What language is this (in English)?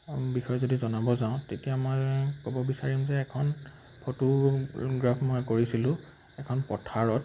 Assamese